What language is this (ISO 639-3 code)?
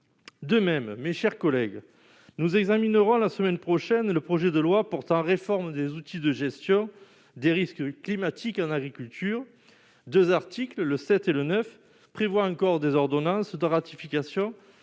fra